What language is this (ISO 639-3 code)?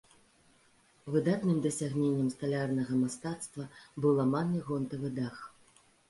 bel